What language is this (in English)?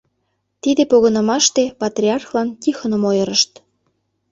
Mari